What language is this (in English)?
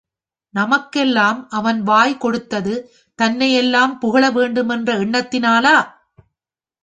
Tamil